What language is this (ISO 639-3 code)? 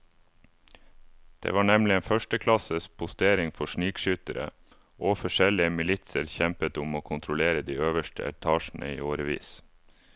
nor